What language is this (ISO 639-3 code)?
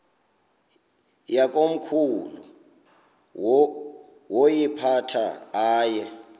xho